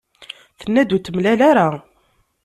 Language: Kabyle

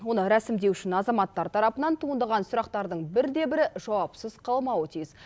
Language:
Kazakh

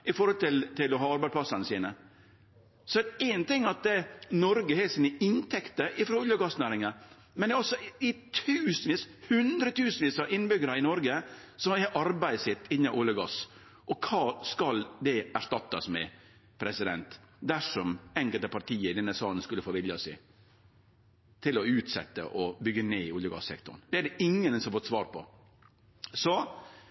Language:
Norwegian Nynorsk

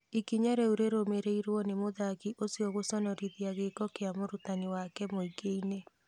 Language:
Kikuyu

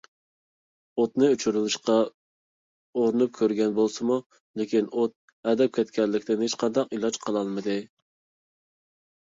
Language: Uyghur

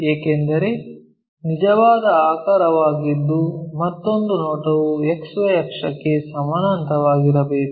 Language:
Kannada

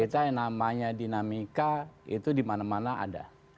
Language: Indonesian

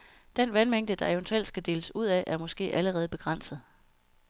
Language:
Danish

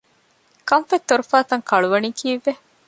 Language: Divehi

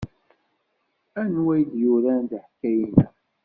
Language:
Kabyle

